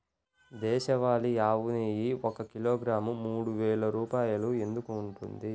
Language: Telugu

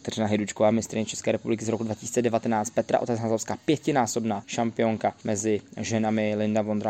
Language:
Czech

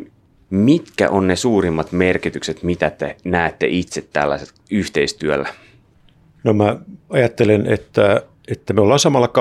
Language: Finnish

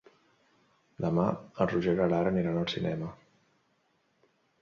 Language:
Catalan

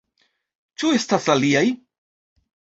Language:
Esperanto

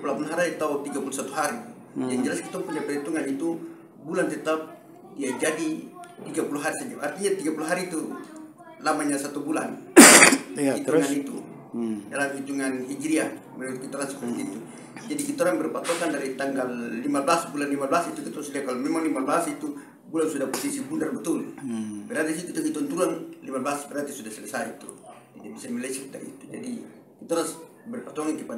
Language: Indonesian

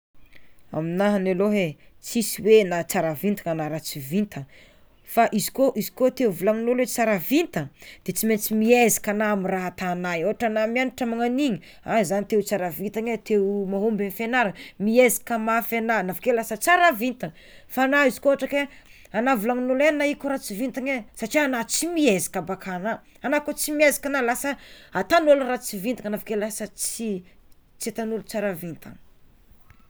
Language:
Tsimihety Malagasy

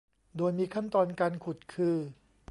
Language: Thai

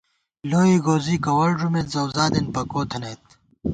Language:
Gawar-Bati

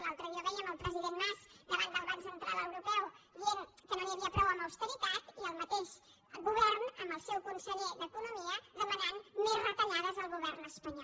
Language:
Catalan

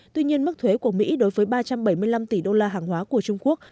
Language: Vietnamese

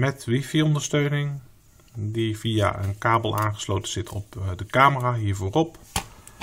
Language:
Dutch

